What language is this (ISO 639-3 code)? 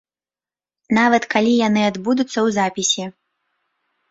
bel